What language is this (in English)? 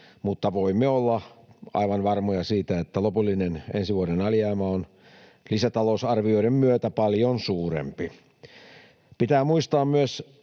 Finnish